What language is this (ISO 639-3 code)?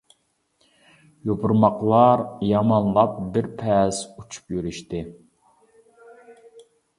uig